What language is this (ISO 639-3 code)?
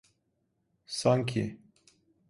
tur